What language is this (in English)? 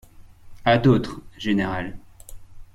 French